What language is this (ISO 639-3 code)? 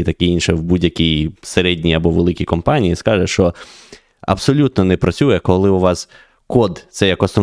ukr